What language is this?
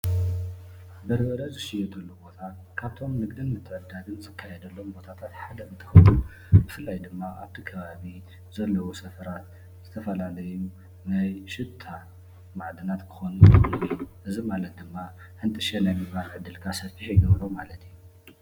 Tigrinya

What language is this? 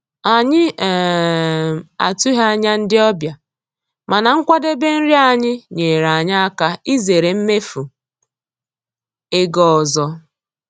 Igbo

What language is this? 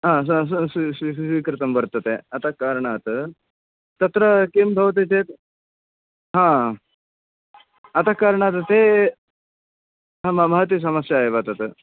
Sanskrit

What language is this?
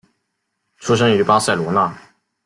Chinese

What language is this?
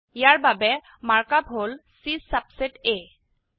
Assamese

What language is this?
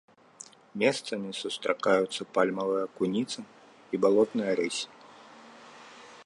Belarusian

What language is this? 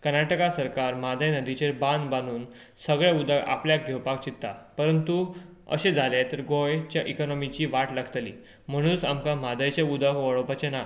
Konkani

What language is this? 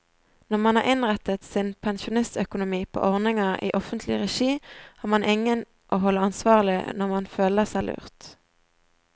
Norwegian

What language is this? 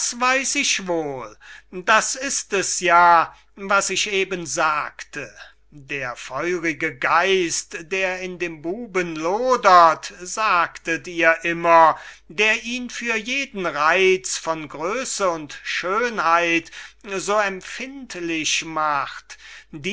German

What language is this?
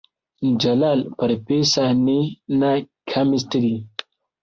Hausa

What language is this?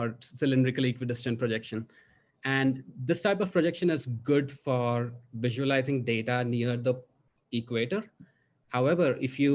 English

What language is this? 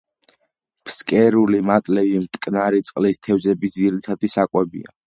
Georgian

